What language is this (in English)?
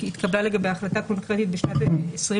Hebrew